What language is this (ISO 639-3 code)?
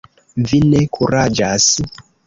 epo